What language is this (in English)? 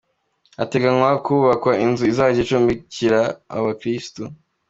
Kinyarwanda